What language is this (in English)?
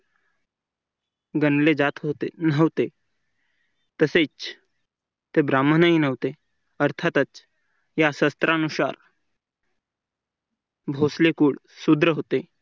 Marathi